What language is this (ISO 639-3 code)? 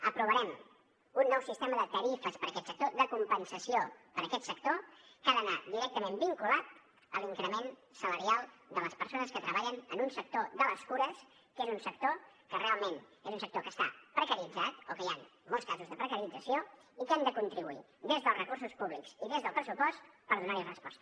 cat